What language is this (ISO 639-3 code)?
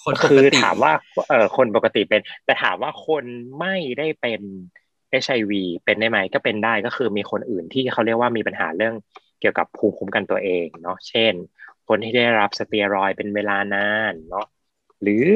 tha